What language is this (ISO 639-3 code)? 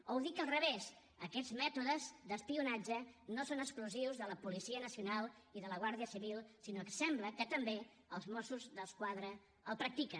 cat